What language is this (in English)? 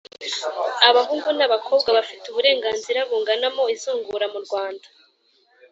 Kinyarwanda